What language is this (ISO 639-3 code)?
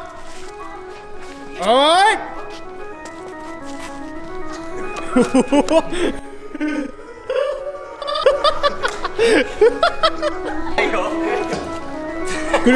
jpn